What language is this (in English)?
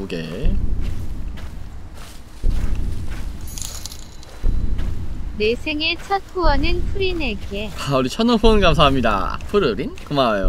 Korean